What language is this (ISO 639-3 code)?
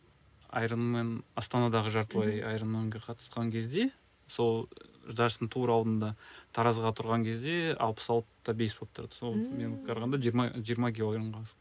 kaz